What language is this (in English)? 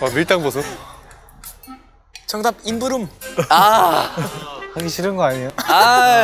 Korean